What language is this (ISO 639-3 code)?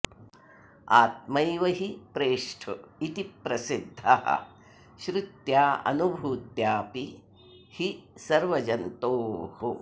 san